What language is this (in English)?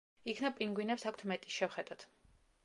Georgian